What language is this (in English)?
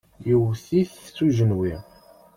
Kabyle